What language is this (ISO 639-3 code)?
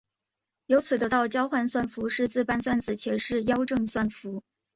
zho